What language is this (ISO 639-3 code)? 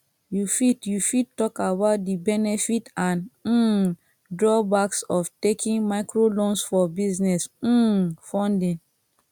pcm